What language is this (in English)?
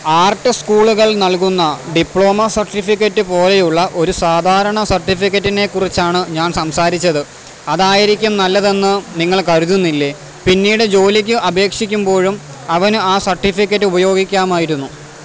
Malayalam